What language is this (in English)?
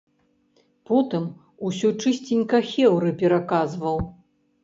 Belarusian